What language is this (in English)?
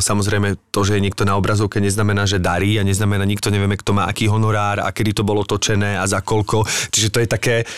Slovak